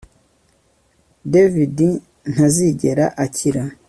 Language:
Kinyarwanda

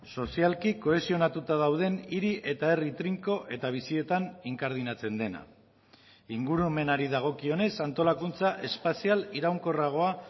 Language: Basque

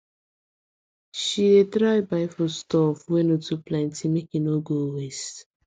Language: Nigerian Pidgin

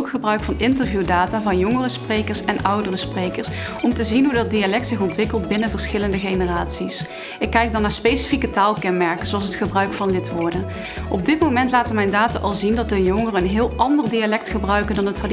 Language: Dutch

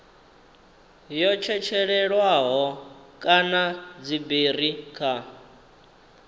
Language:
Venda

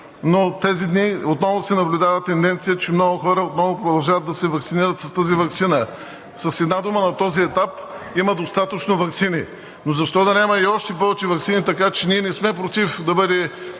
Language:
Bulgarian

